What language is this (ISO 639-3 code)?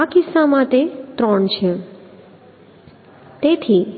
guj